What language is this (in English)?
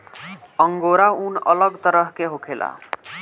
Bhojpuri